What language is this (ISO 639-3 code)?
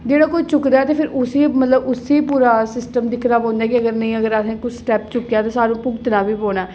doi